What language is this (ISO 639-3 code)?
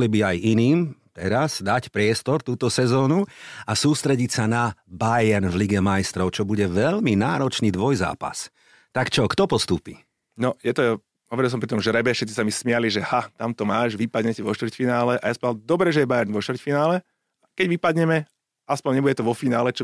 slk